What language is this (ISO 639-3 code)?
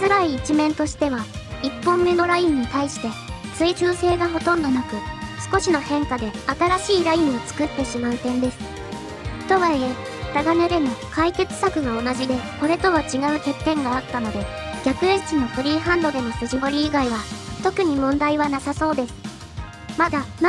jpn